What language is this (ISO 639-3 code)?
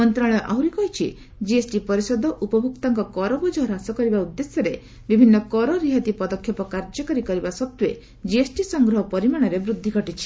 ori